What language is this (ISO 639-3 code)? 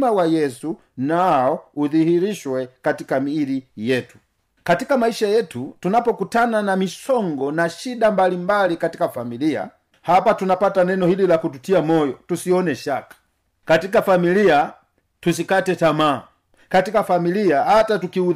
swa